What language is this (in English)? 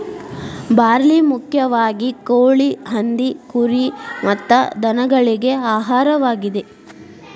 Kannada